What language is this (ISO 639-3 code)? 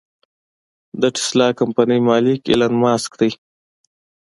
pus